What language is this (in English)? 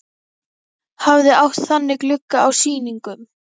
Icelandic